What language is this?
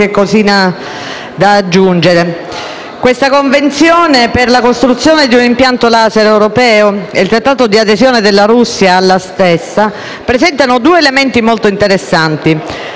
Italian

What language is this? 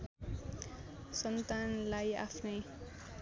Nepali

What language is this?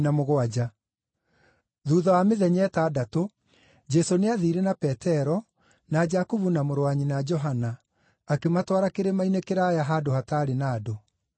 Kikuyu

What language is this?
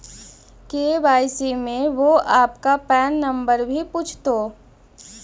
Magahi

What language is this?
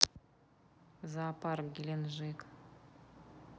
Russian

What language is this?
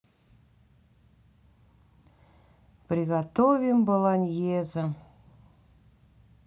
Russian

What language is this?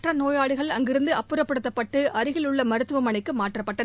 Tamil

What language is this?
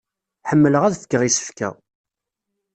Kabyle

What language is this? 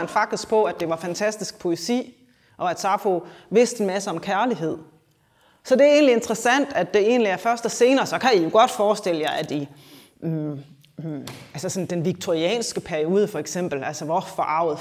Danish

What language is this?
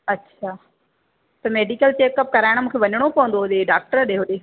Sindhi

